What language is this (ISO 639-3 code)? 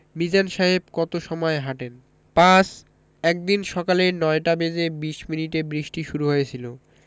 ben